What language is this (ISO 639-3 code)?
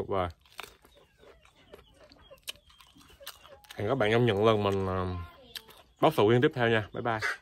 vie